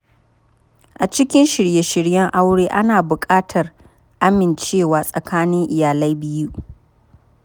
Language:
Hausa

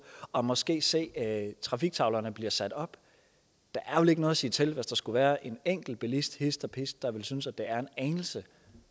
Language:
Danish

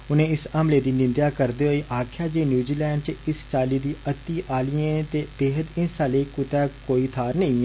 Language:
Dogri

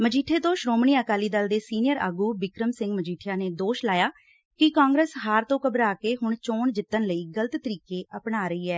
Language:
Punjabi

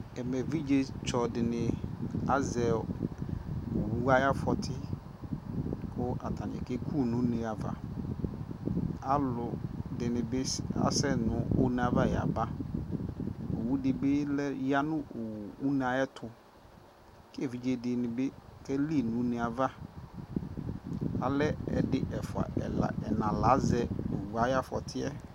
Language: Ikposo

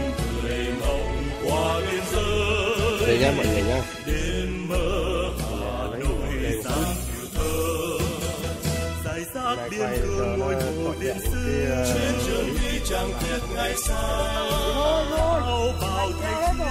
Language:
Vietnamese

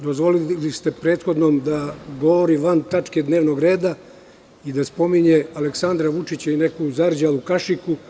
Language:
Serbian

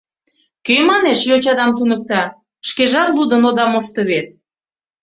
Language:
Mari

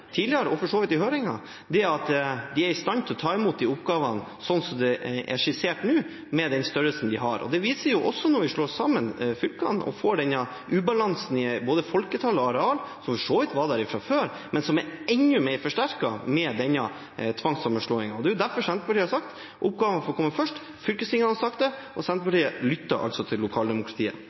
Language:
Norwegian Bokmål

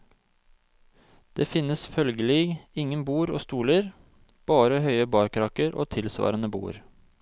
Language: Norwegian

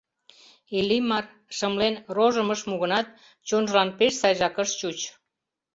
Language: Mari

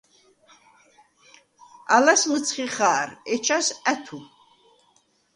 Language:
Svan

